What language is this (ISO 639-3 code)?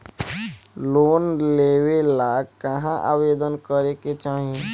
bho